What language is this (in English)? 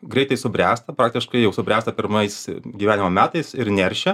Lithuanian